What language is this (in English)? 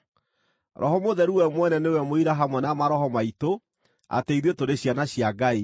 Kikuyu